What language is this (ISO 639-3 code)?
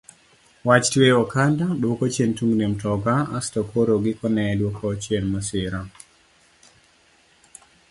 luo